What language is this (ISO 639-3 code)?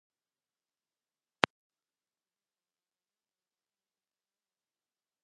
pus